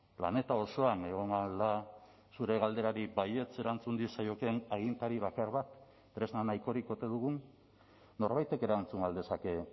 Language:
Basque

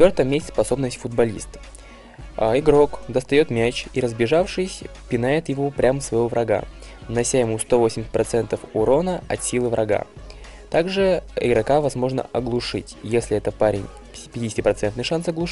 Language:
Russian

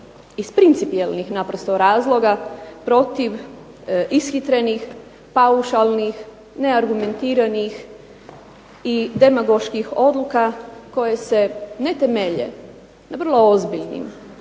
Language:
Croatian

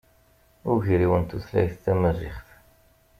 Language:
Kabyle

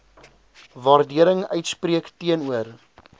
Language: Afrikaans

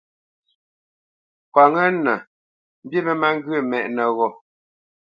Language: Bamenyam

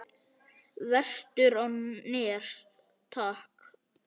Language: Icelandic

